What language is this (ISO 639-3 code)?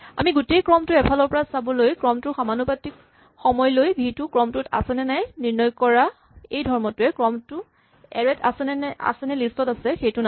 asm